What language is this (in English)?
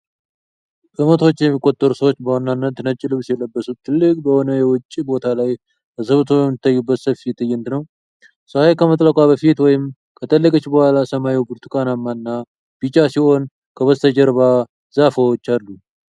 Amharic